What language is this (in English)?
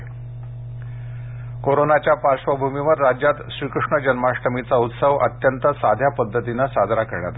Marathi